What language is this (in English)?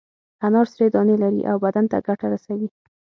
Pashto